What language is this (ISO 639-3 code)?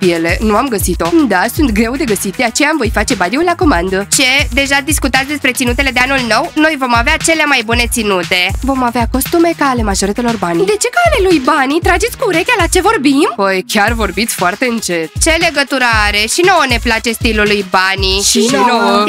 ron